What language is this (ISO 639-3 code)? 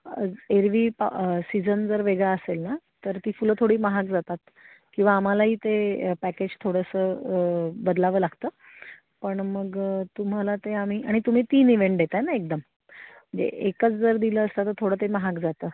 mar